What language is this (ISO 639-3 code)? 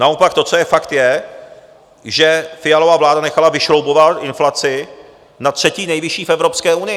ces